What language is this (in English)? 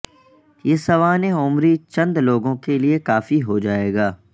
Urdu